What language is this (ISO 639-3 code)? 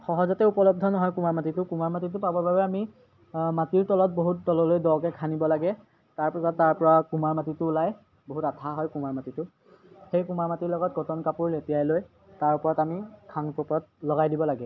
asm